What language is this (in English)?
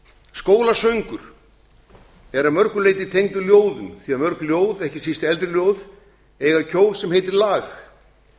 Icelandic